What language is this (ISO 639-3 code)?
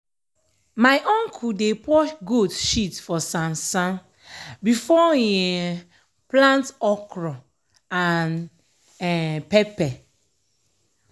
pcm